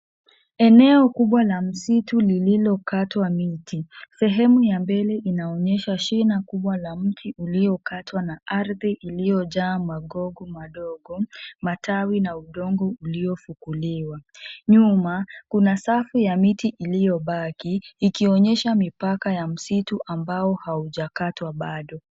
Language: Swahili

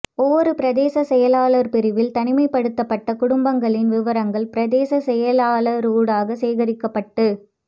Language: Tamil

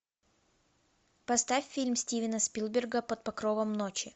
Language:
Russian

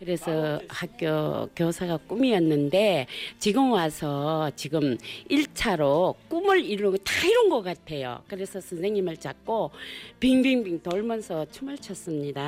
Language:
Korean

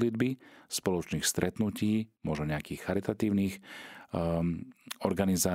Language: Slovak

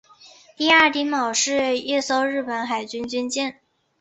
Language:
Chinese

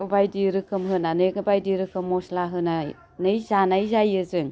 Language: Bodo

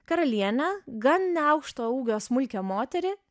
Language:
Lithuanian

